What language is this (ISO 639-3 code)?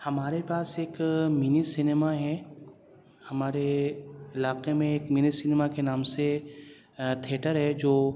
urd